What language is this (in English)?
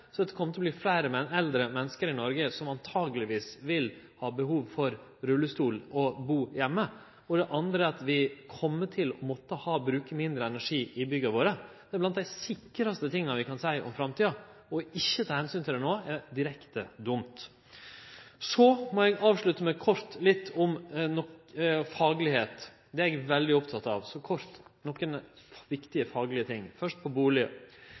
Norwegian Nynorsk